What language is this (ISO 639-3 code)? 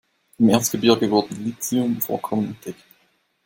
deu